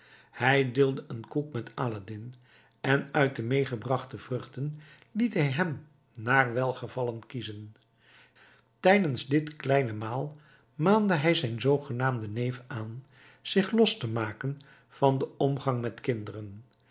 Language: Dutch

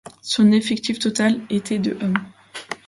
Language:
French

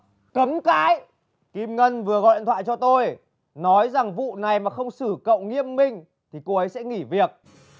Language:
Vietnamese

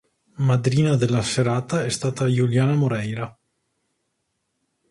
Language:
Italian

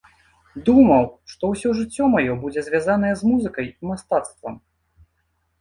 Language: Belarusian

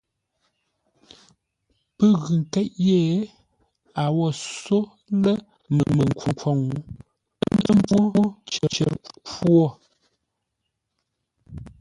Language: Ngombale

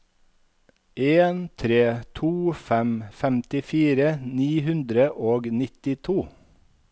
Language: Norwegian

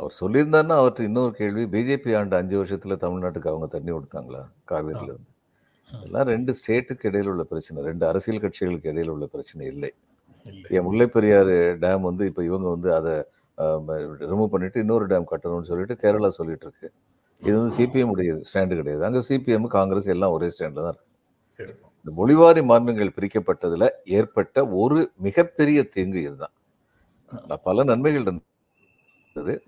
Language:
Tamil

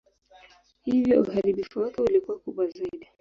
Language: Swahili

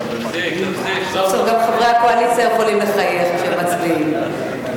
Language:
Hebrew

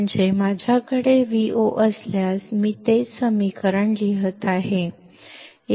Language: Marathi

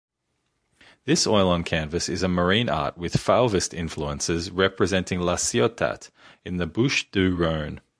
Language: English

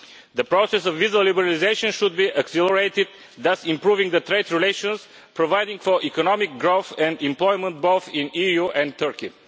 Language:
English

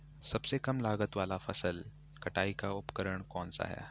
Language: Hindi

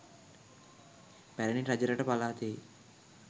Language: Sinhala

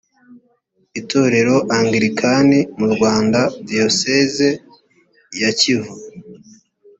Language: Kinyarwanda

